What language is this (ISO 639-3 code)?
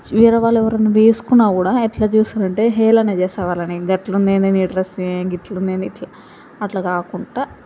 tel